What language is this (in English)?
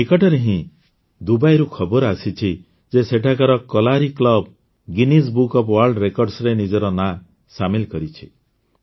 Odia